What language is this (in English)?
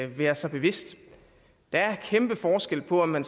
Danish